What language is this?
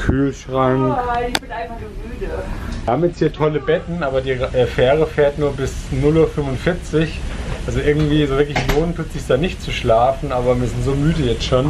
German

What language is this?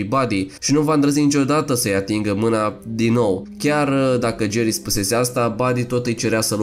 Romanian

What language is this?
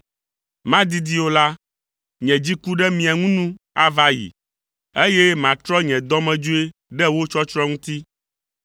Ewe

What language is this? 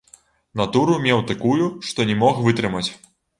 Belarusian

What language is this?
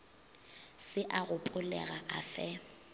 Northern Sotho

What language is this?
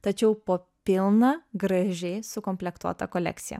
Lithuanian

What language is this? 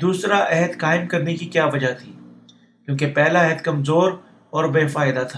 Urdu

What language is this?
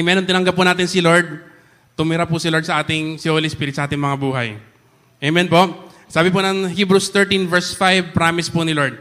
Filipino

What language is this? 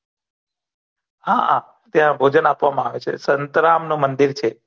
Gujarati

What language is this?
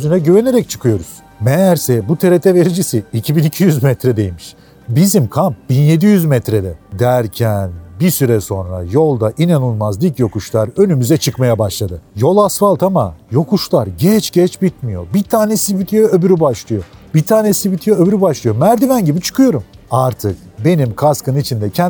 Turkish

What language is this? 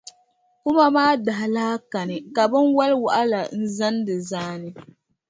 Dagbani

